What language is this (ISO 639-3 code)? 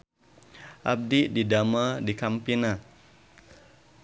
sun